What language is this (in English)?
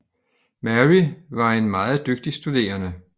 Danish